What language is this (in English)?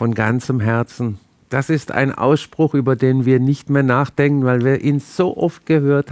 German